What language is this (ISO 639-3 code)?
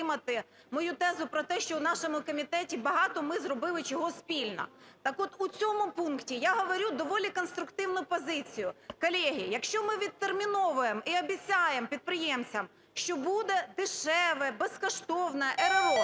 ukr